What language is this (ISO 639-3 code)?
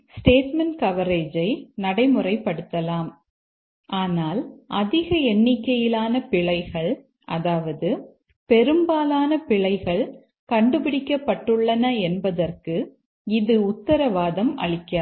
tam